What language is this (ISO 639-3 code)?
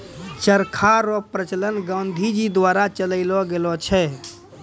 mai